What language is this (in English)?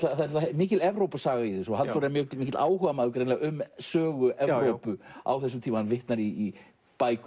Icelandic